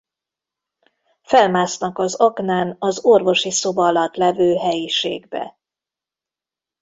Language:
Hungarian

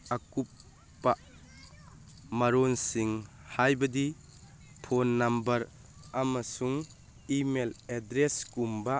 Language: Manipuri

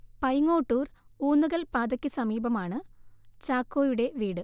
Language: Malayalam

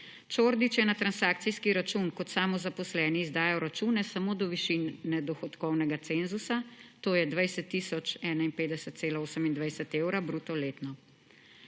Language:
Slovenian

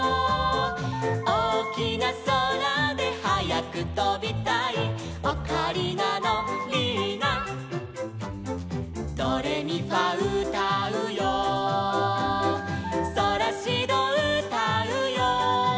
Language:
Japanese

